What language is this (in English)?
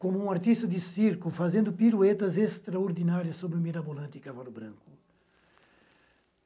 Portuguese